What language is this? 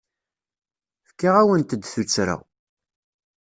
Kabyle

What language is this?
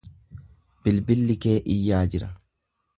Oromo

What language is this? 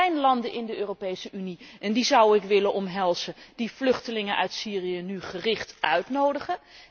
Dutch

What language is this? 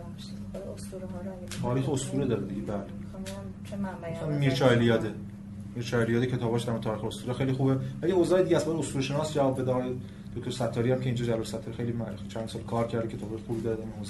Persian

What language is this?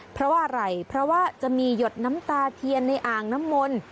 Thai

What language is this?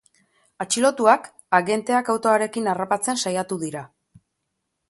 Basque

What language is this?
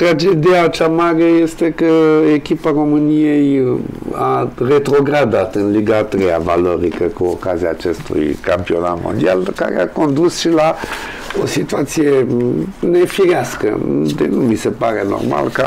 Romanian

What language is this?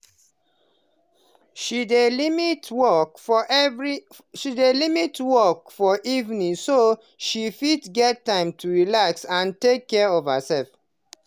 Nigerian Pidgin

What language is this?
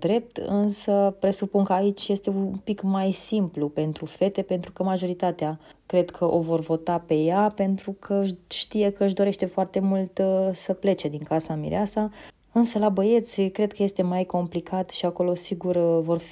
Romanian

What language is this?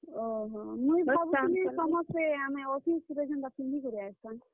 Odia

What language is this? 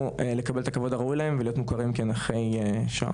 Hebrew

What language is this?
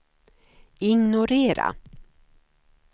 Swedish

